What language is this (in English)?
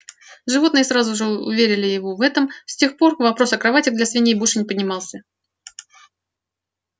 Russian